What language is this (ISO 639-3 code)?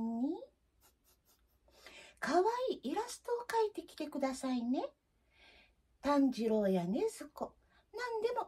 jpn